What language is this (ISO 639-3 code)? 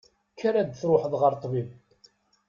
kab